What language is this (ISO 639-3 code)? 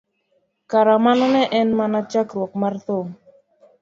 luo